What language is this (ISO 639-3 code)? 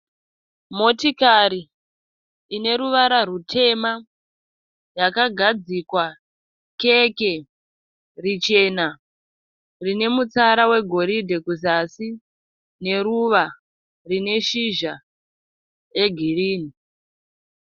sna